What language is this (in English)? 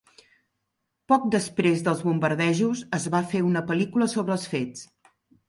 Catalan